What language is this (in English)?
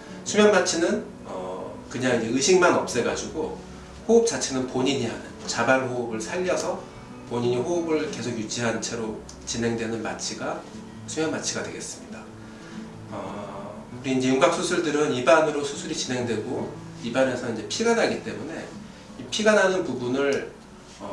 Korean